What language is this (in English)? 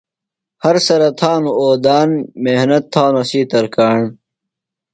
Phalura